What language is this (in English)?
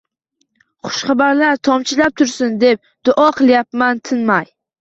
Uzbek